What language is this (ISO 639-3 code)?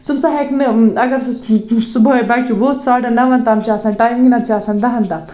kas